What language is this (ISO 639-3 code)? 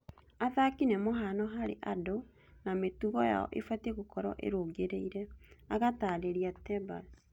kik